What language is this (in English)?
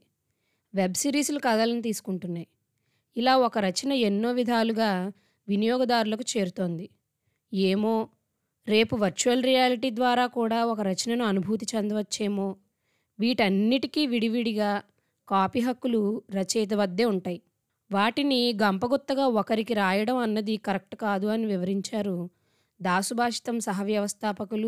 Telugu